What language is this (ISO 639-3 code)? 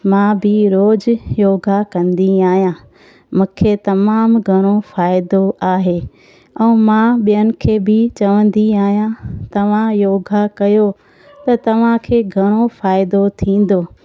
snd